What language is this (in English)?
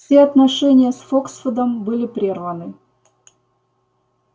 Russian